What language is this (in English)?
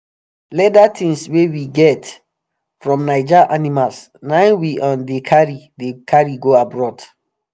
Nigerian Pidgin